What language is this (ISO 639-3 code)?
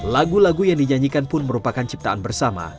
ind